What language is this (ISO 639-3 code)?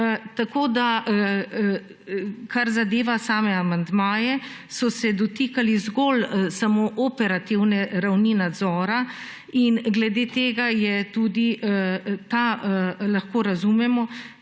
slv